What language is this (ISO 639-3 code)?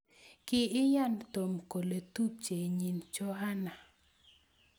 kln